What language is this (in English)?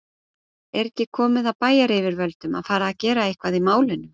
Icelandic